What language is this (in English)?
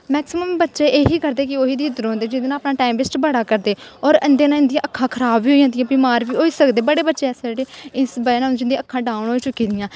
Dogri